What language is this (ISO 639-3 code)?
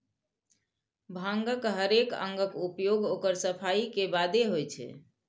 mai